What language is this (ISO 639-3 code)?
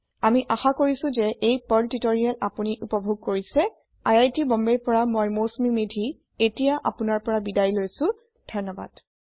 asm